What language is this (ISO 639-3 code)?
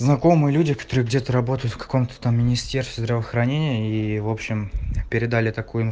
rus